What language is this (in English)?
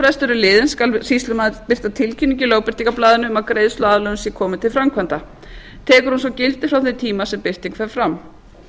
Icelandic